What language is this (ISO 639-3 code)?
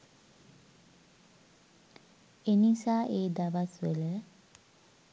sin